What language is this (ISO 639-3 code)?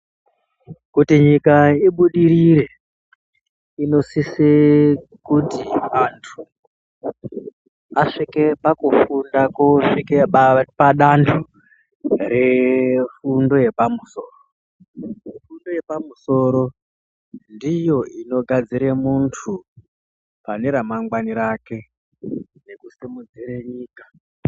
ndc